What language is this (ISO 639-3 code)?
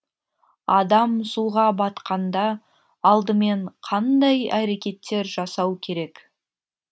kaz